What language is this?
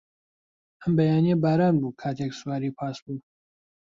Central Kurdish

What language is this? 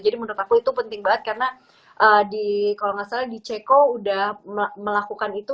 Indonesian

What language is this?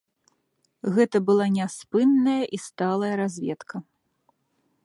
Belarusian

